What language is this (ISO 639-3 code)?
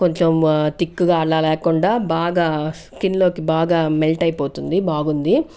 tel